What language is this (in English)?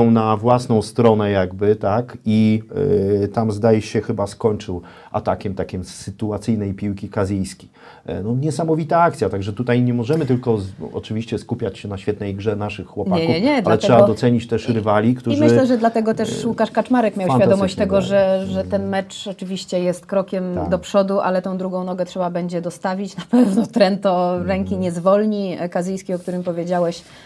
Polish